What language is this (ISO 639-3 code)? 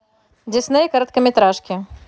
rus